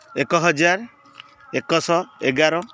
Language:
Odia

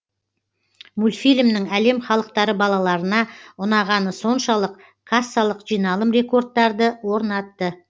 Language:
Kazakh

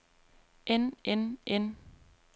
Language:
Danish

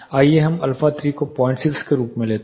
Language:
Hindi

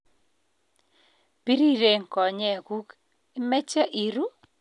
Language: Kalenjin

